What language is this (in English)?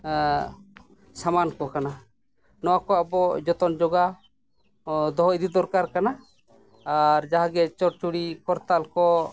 Santali